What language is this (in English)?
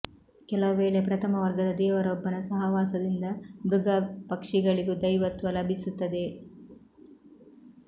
Kannada